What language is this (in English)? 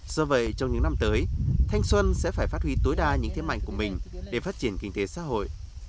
Vietnamese